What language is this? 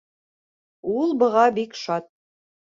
Bashkir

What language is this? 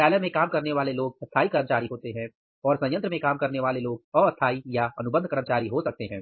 Hindi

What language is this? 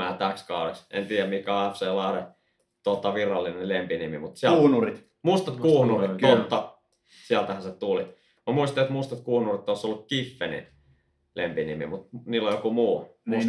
Finnish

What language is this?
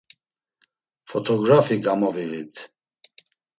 Laz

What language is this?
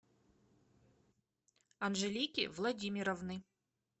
Russian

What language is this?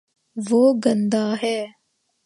Urdu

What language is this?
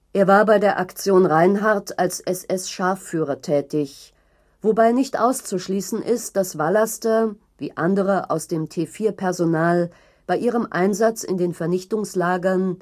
German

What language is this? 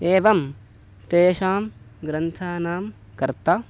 Sanskrit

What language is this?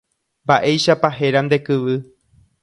Guarani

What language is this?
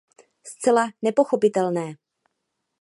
Czech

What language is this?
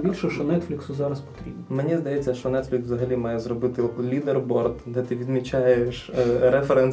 Ukrainian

